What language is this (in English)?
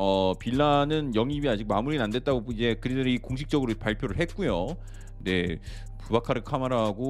Korean